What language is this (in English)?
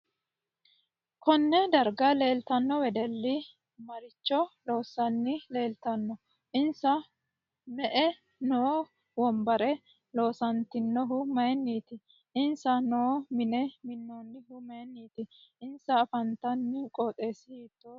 Sidamo